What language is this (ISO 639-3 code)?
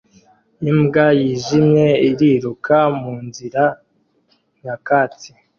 kin